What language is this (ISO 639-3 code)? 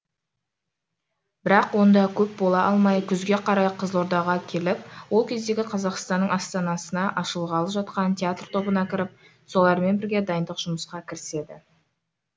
kaz